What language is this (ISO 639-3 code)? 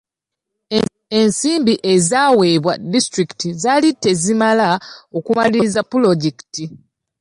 lug